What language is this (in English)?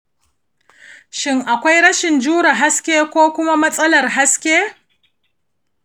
Hausa